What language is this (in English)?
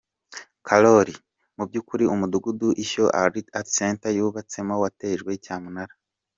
Kinyarwanda